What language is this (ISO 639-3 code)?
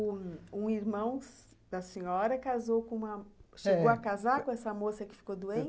por